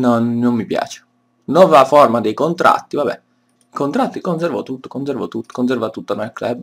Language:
Italian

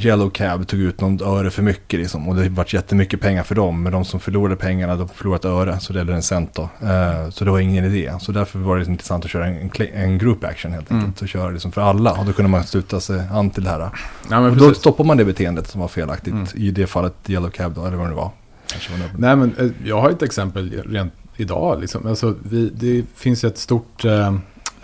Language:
Swedish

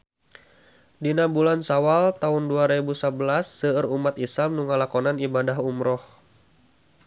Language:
Sundanese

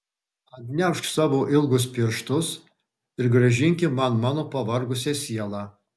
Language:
Lithuanian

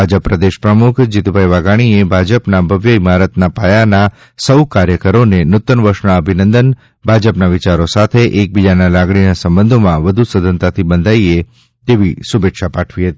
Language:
Gujarati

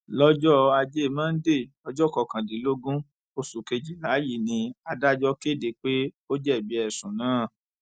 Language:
Yoruba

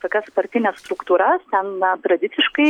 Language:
Lithuanian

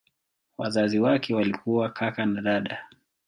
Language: Swahili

